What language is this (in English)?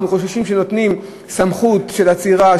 Hebrew